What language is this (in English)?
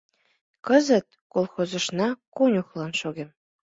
Mari